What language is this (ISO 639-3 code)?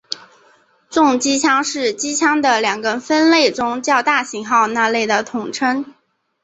zho